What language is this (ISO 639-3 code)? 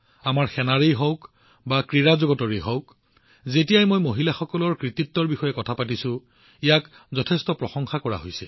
asm